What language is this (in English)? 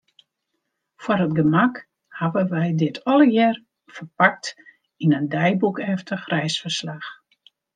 Western Frisian